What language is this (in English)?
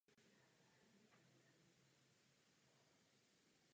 Czech